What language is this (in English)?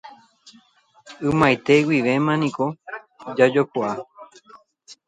Guarani